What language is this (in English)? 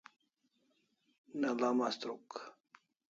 Kalasha